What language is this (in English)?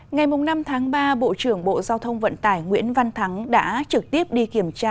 Vietnamese